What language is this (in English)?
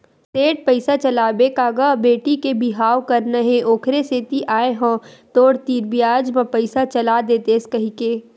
Chhattisgarhi